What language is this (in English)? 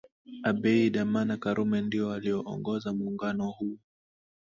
Swahili